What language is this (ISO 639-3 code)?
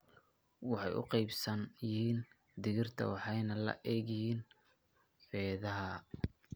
som